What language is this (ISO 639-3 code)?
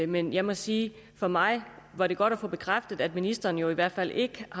dan